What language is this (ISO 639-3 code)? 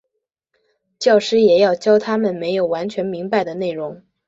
zho